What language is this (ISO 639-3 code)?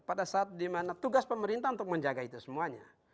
ind